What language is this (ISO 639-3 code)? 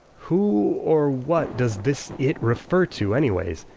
eng